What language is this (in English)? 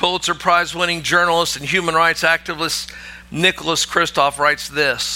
English